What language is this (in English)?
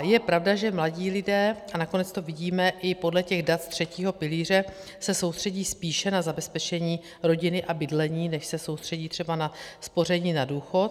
Czech